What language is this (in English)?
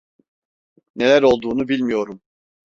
Turkish